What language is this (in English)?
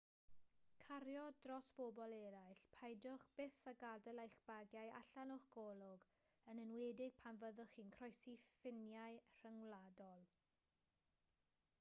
Welsh